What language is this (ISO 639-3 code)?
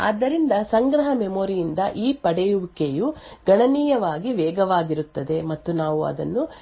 kan